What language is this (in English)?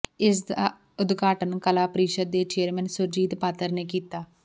Punjabi